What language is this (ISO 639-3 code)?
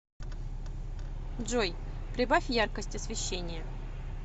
rus